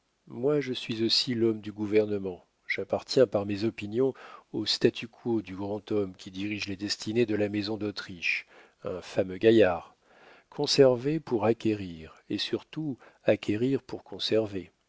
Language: French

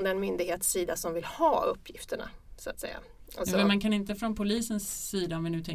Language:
Swedish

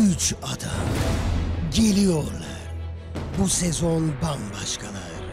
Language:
Turkish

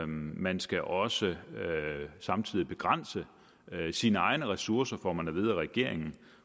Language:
Danish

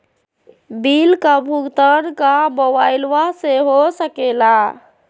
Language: Magahi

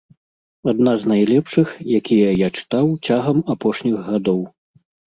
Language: Belarusian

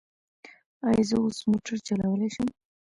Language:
Pashto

